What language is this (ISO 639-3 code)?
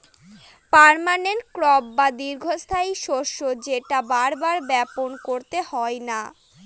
ben